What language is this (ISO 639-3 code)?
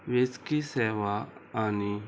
kok